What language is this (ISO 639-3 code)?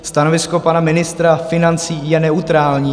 ces